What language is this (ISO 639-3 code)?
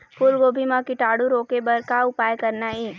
hne